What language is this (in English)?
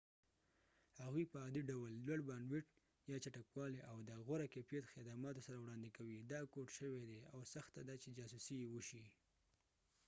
Pashto